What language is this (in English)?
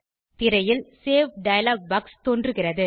Tamil